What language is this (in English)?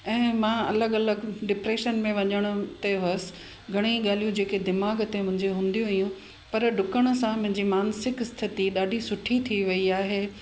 Sindhi